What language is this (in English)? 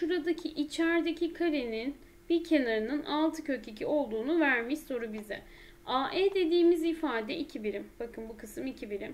Turkish